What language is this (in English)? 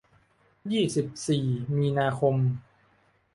Thai